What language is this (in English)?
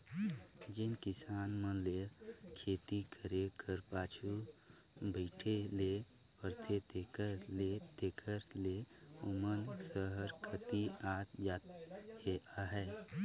Chhattisgarhi